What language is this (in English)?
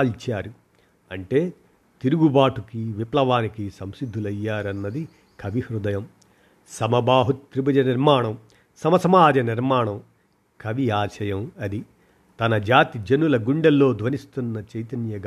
Telugu